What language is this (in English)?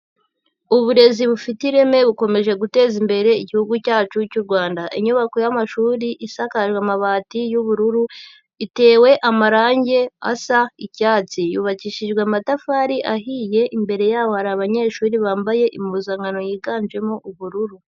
Kinyarwanda